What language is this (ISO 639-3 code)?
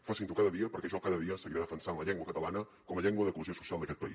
cat